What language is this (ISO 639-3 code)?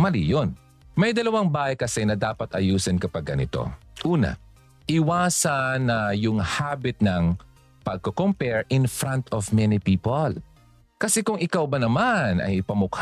fil